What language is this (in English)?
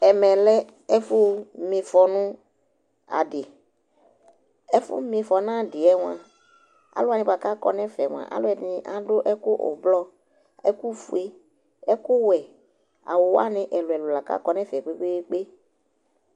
Ikposo